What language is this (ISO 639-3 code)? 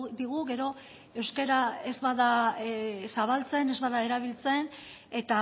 eus